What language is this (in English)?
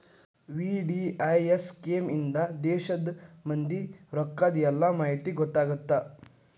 Kannada